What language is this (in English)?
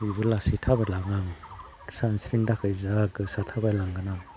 Bodo